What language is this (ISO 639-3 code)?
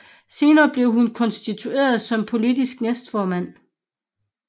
dan